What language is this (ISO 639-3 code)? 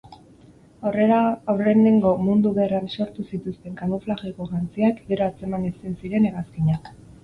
eus